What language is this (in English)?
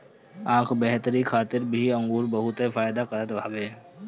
Bhojpuri